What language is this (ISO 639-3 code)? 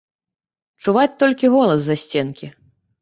bel